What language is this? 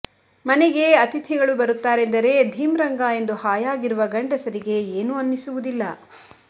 Kannada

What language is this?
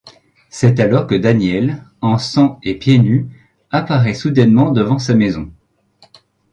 French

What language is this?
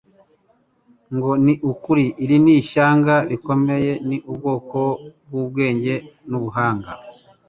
Kinyarwanda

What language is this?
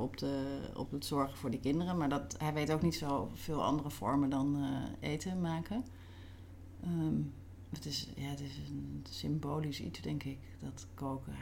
Dutch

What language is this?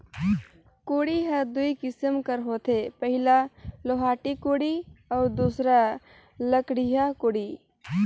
Chhattisgarhi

